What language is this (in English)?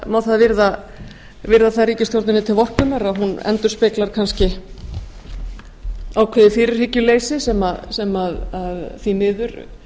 Icelandic